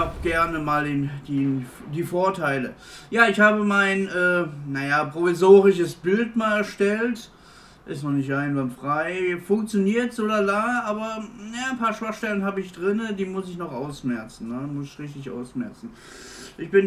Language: German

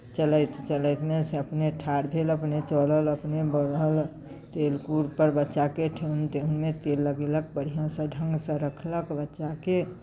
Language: Maithili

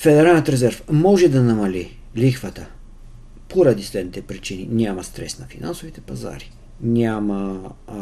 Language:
Bulgarian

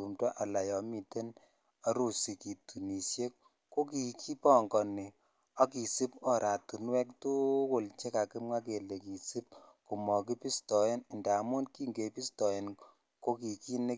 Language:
Kalenjin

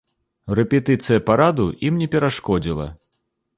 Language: Belarusian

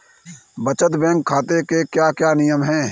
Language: Hindi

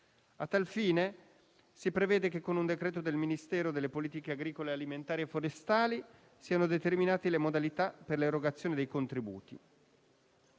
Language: Italian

